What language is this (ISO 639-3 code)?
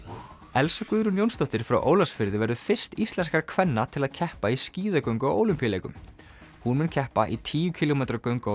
isl